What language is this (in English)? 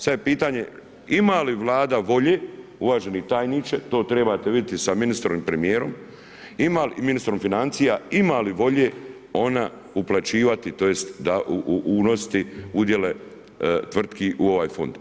Croatian